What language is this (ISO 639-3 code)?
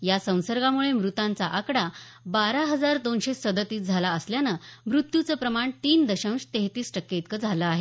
mar